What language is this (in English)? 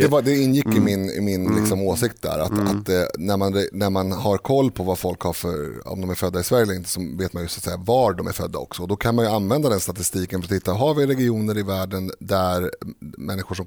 Swedish